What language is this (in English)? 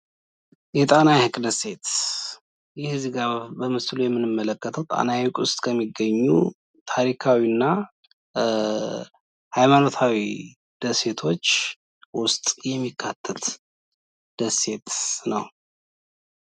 Amharic